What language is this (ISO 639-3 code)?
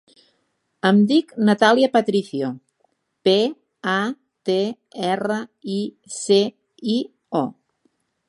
cat